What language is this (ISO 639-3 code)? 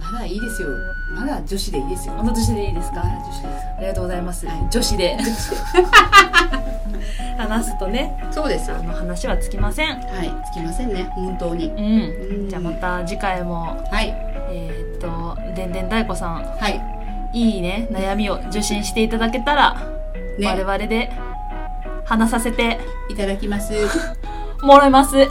jpn